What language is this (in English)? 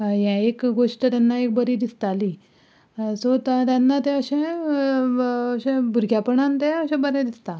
Konkani